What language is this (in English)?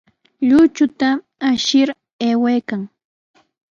Sihuas Ancash Quechua